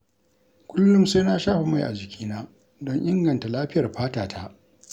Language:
Hausa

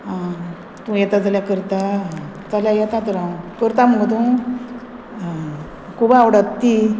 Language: Konkani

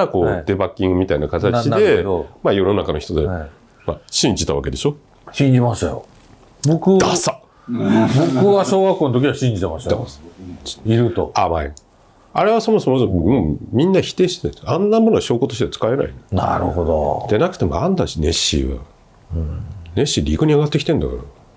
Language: Japanese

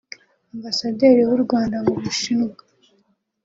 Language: Kinyarwanda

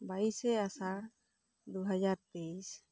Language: Santali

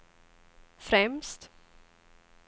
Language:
Swedish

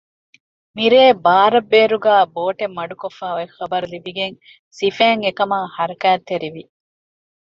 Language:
Divehi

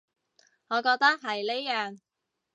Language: Cantonese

